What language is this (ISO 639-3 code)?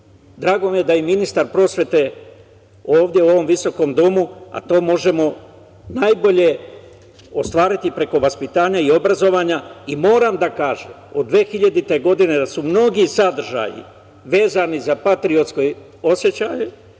srp